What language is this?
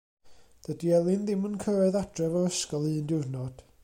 Welsh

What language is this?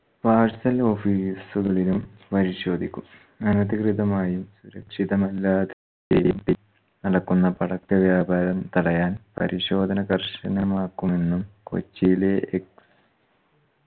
Malayalam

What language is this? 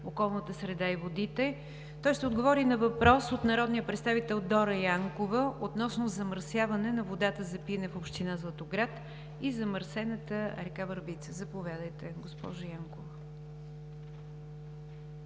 Bulgarian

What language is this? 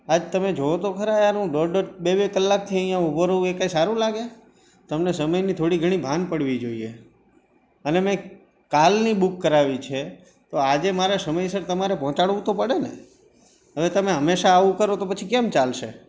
Gujarati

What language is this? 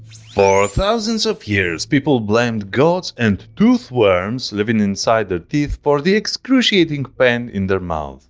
English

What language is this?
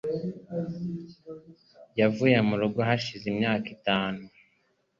Kinyarwanda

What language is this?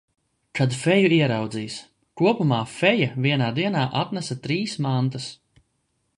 Latvian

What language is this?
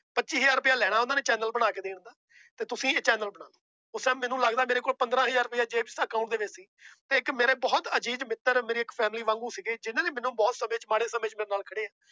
Punjabi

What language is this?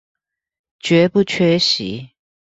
Chinese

